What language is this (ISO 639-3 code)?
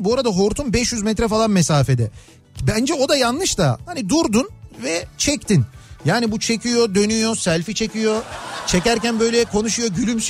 tur